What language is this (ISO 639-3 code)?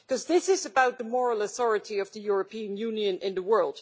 eng